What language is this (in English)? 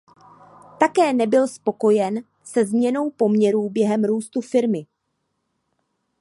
Czech